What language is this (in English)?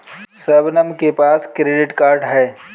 Hindi